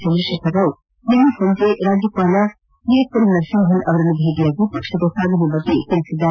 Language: Kannada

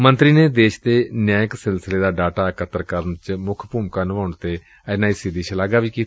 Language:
Punjabi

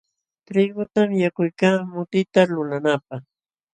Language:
Jauja Wanca Quechua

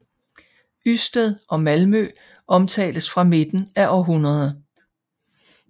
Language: Danish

